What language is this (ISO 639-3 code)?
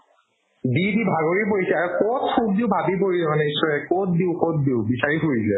asm